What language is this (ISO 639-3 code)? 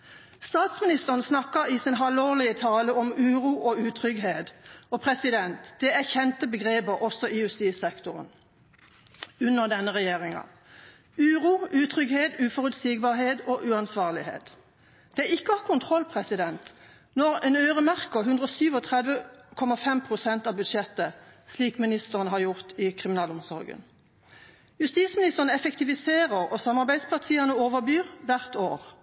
nob